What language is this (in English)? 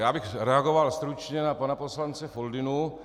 Czech